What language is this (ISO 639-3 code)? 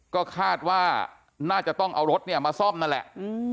tha